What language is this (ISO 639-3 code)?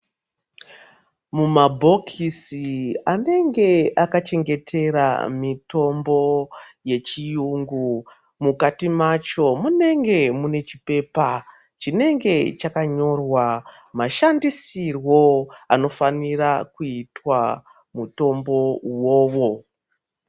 ndc